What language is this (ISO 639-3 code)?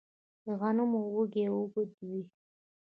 pus